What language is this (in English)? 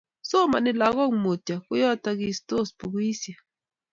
Kalenjin